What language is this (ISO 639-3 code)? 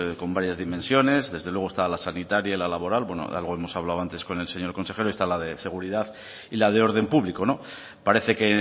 spa